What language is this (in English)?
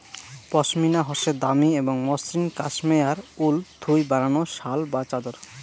Bangla